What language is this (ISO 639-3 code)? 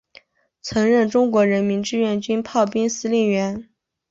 zho